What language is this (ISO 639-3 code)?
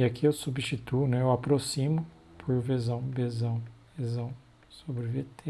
por